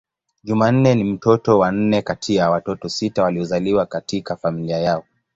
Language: Swahili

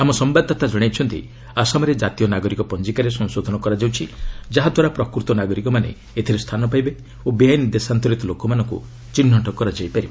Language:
Odia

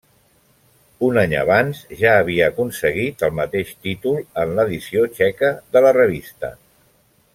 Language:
Catalan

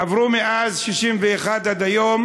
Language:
Hebrew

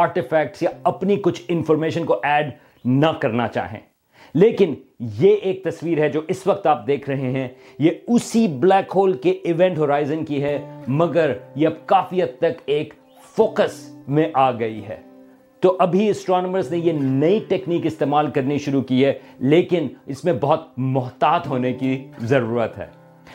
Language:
Urdu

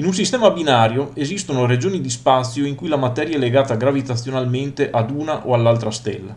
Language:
Italian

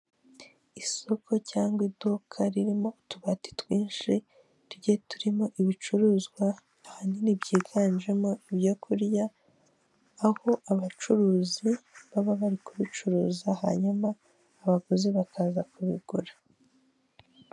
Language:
Kinyarwanda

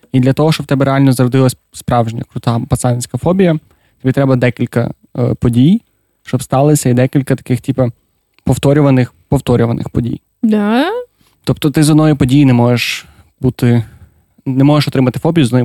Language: Ukrainian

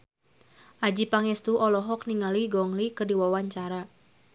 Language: Sundanese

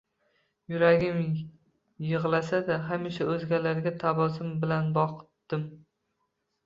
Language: Uzbek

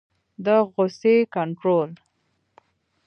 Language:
Pashto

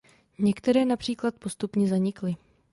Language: Czech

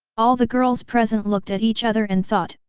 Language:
English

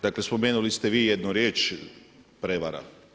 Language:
Croatian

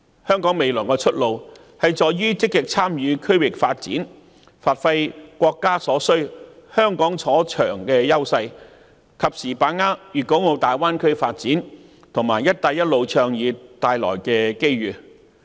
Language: Cantonese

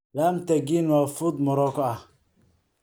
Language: Somali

